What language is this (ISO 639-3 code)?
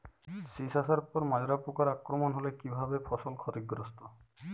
ben